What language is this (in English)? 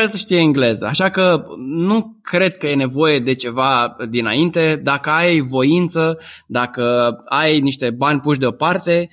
Romanian